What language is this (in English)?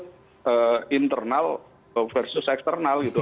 Indonesian